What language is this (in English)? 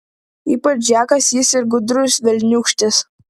Lithuanian